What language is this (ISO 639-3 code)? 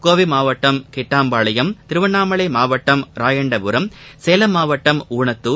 tam